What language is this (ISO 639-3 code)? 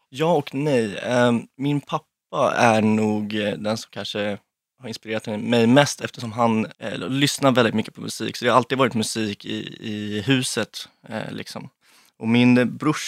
swe